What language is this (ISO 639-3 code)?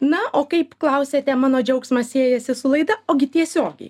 lit